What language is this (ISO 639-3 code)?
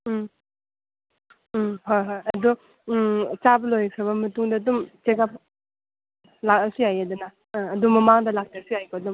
mni